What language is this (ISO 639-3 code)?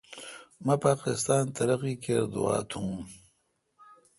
xka